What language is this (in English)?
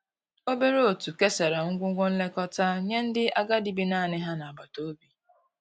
Igbo